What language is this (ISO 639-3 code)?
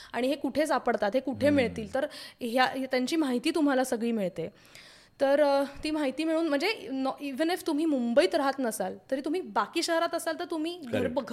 mar